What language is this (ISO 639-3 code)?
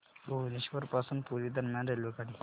mar